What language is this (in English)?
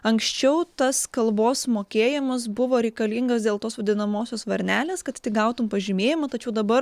Lithuanian